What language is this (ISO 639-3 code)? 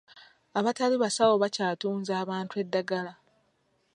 lug